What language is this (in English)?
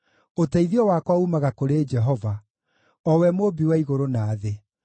Kikuyu